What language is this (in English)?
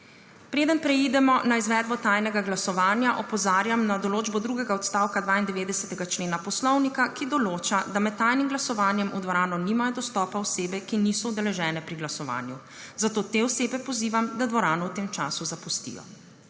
Slovenian